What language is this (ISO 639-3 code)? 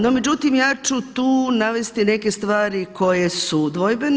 hrv